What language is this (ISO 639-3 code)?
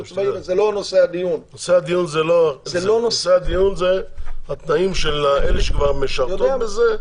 heb